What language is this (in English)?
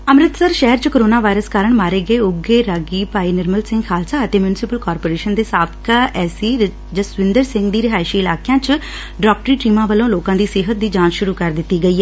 Punjabi